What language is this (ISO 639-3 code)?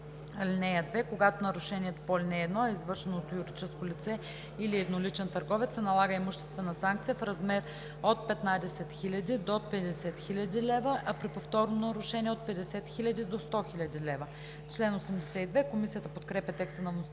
bul